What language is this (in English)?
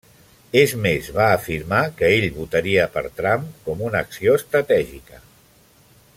Catalan